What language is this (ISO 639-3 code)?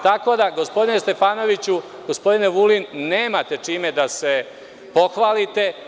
srp